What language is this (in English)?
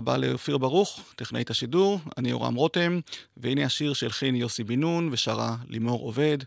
Hebrew